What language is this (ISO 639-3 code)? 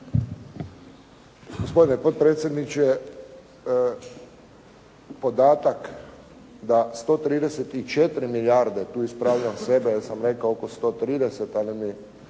hrv